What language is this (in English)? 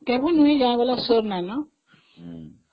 Odia